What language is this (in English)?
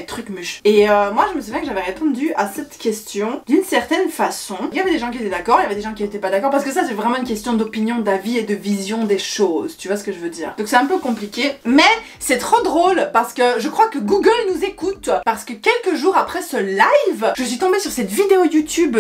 French